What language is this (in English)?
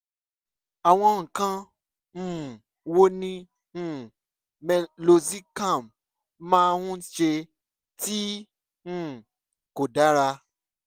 Yoruba